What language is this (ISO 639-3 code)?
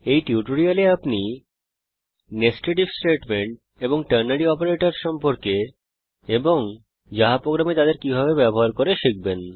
ben